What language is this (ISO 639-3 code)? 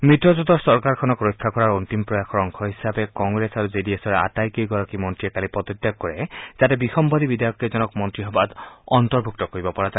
asm